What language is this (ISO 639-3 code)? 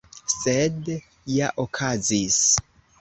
epo